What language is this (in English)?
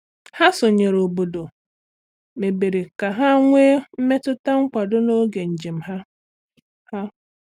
Igbo